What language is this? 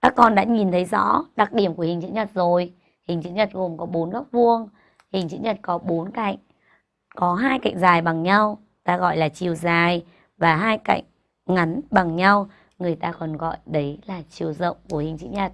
Vietnamese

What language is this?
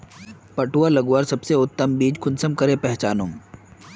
Magahi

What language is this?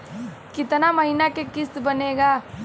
Bhojpuri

